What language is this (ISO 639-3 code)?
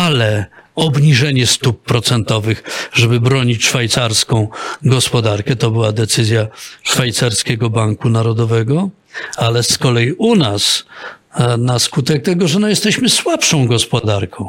pol